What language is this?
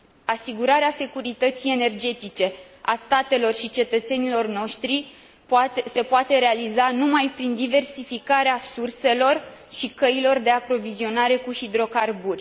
Romanian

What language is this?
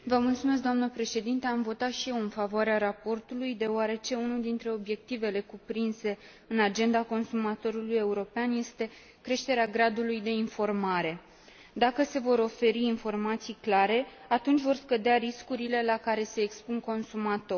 Romanian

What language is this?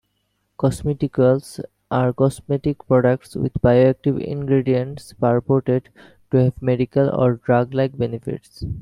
English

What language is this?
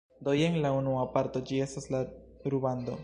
Esperanto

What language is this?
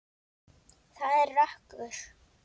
Icelandic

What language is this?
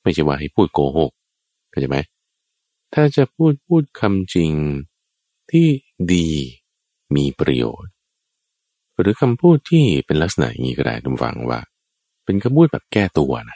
Thai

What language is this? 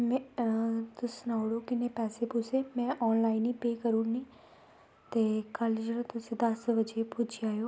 Dogri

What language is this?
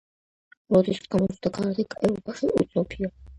Georgian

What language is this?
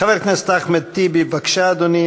Hebrew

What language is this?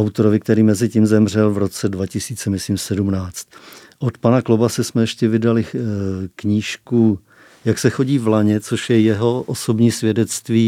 Czech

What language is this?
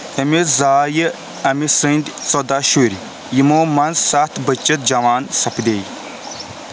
Kashmiri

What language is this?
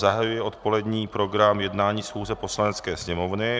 Czech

